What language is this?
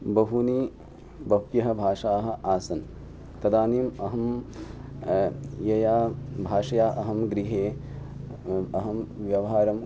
Sanskrit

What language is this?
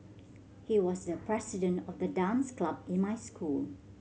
English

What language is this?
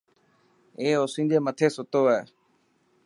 Dhatki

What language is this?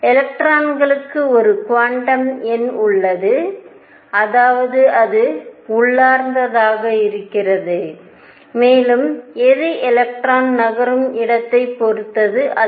Tamil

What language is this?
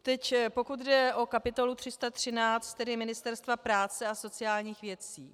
Czech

